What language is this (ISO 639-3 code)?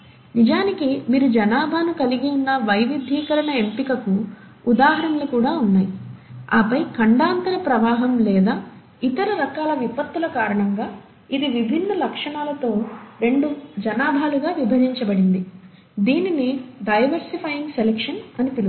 tel